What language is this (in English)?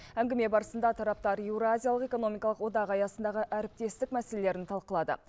Kazakh